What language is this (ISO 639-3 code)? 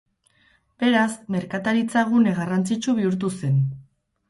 eus